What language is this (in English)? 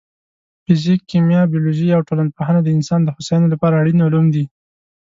Pashto